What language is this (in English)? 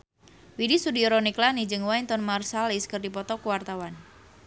Sundanese